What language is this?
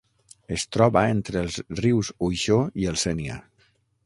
Catalan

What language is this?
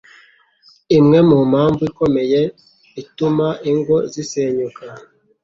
Kinyarwanda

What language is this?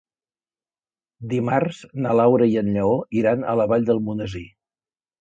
Catalan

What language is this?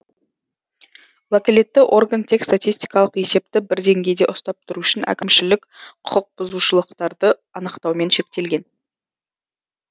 Kazakh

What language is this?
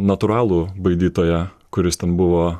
Lithuanian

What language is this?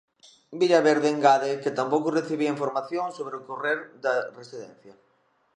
Galician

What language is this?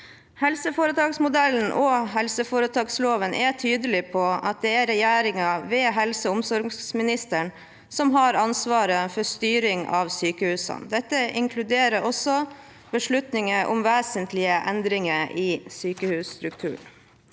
Norwegian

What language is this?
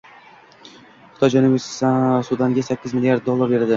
Uzbek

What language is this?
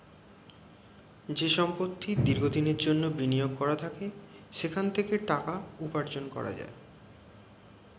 Bangla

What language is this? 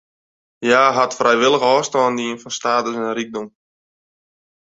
Western Frisian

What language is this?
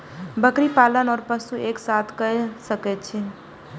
Maithili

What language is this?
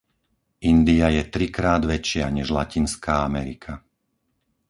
Slovak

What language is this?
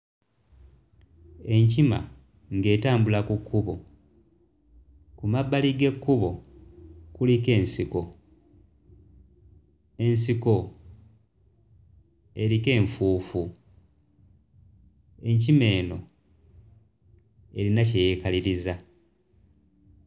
Ganda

